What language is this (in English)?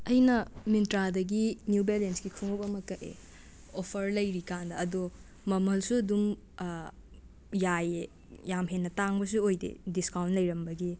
Manipuri